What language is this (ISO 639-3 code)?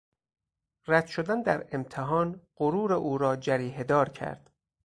fas